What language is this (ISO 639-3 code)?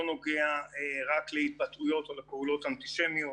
heb